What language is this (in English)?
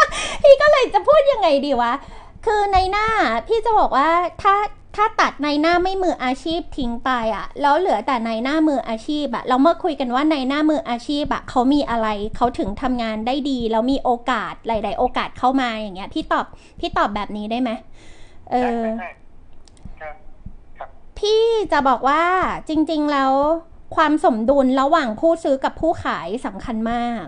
Thai